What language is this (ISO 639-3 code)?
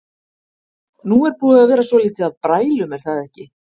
isl